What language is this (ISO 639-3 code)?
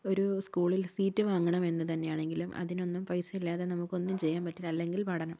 mal